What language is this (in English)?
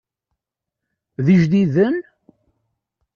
Kabyle